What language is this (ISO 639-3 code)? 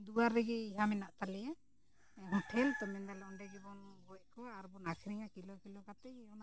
sat